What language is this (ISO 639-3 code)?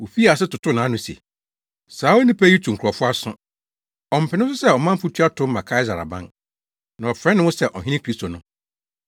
aka